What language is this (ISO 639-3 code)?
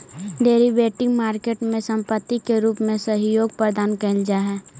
mag